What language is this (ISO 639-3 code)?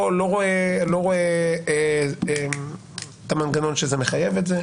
heb